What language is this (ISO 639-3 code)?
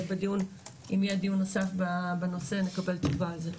heb